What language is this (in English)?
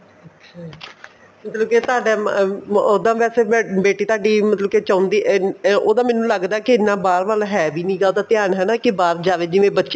Punjabi